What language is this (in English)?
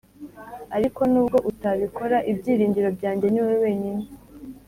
Kinyarwanda